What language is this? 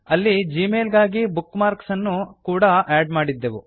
Kannada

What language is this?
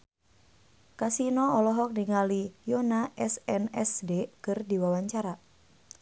Sundanese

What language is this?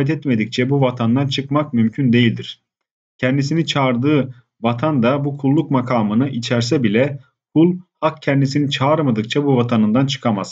Turkish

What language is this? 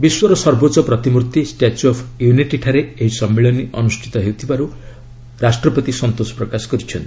Odia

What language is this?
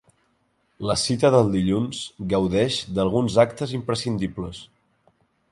Catalan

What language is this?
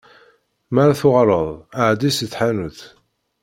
Kabyle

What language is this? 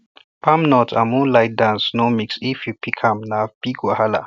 Nigerian Pidgin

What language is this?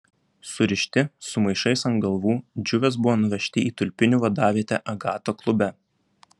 Lithuanian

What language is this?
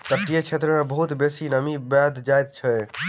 Maithili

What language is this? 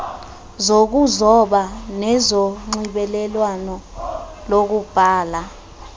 Xhosa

